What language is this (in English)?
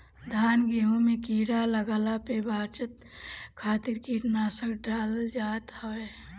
Bhojpuri